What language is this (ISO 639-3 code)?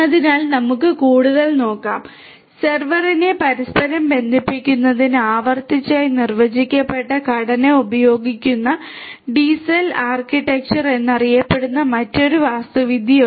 mal